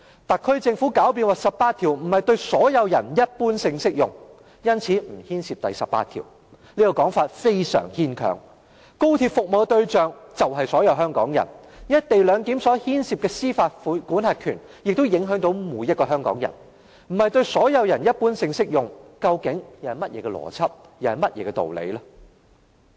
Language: Cantonese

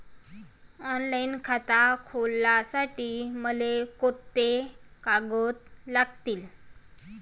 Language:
Marathi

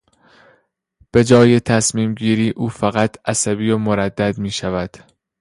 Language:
Persian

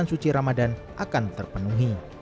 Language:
Indonesian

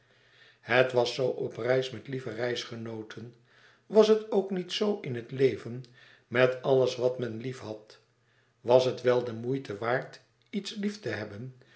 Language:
Dutch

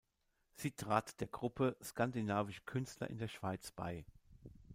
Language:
German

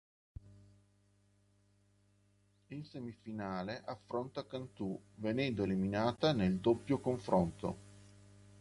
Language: Italian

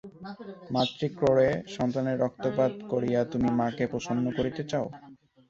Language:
Bangla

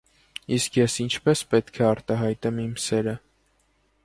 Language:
Armenian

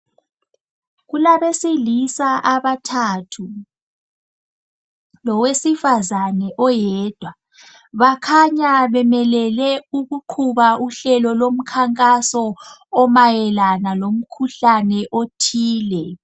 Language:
North Ndebele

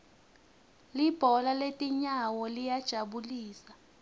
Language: Swati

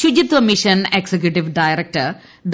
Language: Malayalam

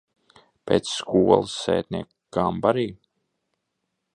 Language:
Latvian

